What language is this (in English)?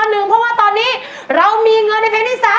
Thai